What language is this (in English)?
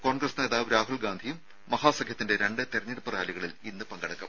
Malayalam